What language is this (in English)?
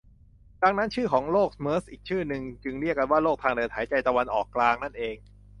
Thai